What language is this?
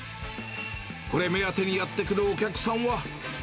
Japanese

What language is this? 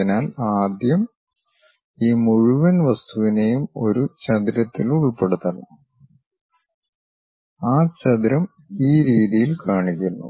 Malayalam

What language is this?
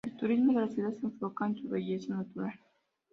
Spanish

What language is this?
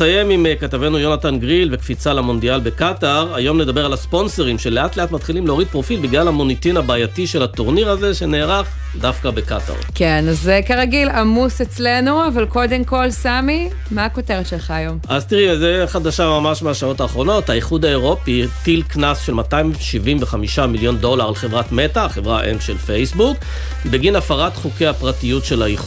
Hebrew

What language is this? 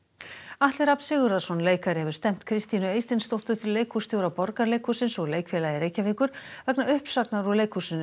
Icelandic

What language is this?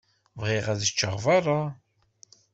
Kabyle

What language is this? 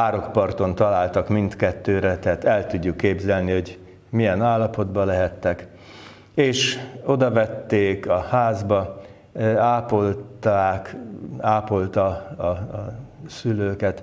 Hungarian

